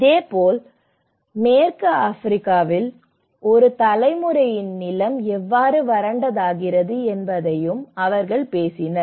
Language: Tamil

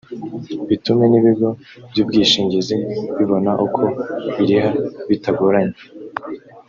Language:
Kinyarwanda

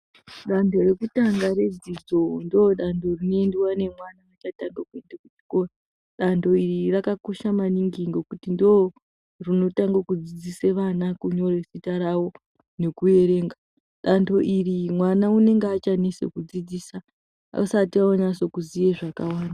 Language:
Ndau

